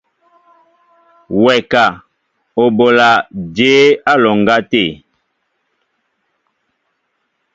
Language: Mbo (Cameroon)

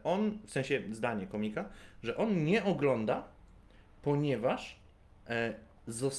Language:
Polish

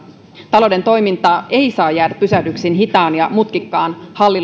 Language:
Finnish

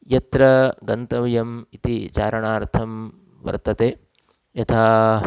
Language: Sanskrit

